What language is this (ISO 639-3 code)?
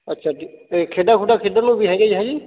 pan